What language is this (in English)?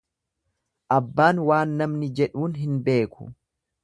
Oromo